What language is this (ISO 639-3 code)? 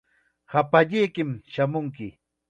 qxa